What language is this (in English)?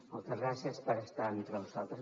Catalan